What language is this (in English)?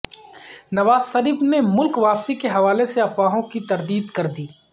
Urdu